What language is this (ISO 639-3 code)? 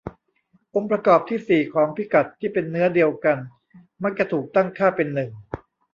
tha